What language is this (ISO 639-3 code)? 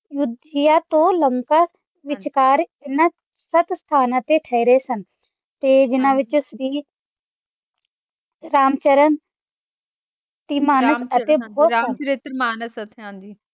pan